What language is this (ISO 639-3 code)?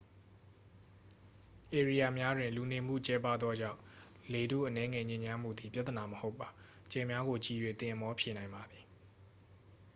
mya